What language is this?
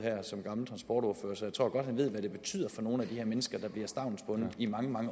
Danish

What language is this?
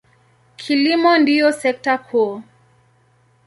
Swahili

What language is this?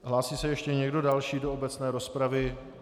Czech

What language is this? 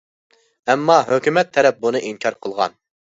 Uyghur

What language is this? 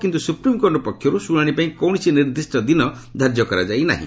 Odia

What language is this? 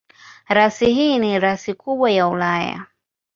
Swahili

